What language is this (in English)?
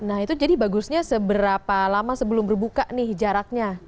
Indonesian